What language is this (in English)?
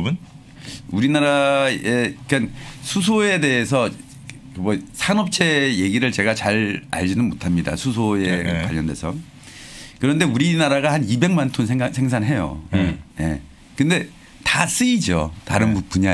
Korean